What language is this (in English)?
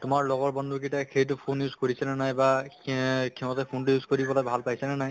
Assamese